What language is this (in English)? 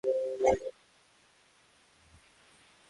Swahili